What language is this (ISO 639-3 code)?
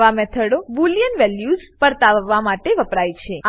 guj